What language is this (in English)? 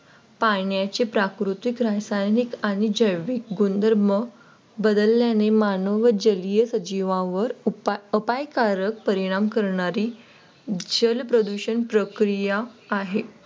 Marathi